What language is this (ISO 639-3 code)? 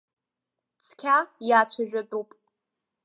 abk